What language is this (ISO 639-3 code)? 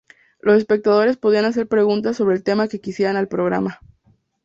spa